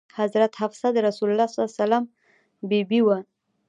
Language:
Pashto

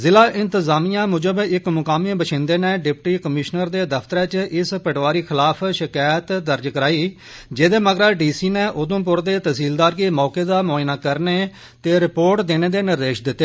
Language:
Dogri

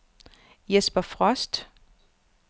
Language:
Danish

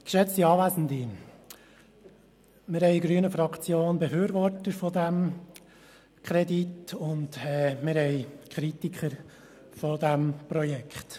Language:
Swiss German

